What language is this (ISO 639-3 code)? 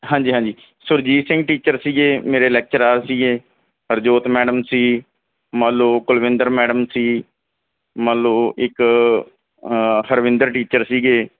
pan